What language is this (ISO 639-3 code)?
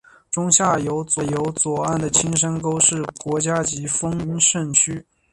zho